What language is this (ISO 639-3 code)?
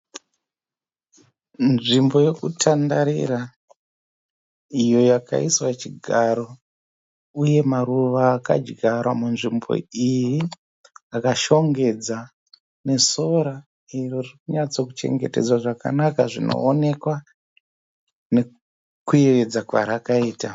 sna